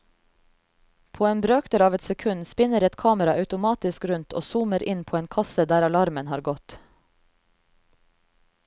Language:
Norwegian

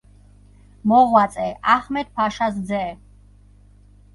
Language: Georgian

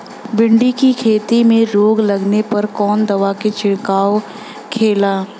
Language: Bhojpuri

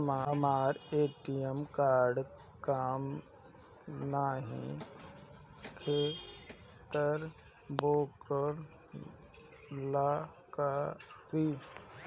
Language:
Bhojpuri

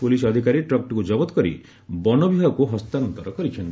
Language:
Odia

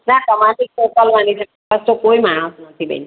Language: Gujarati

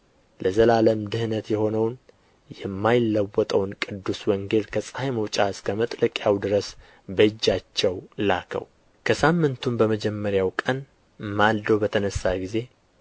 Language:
Amharic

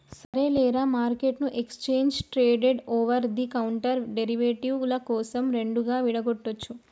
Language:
Telugu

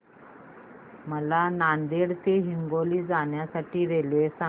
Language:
Marathi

